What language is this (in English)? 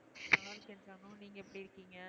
Tamil